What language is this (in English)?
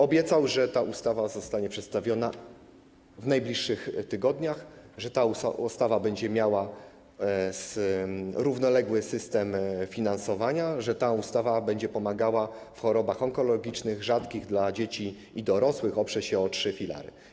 Polish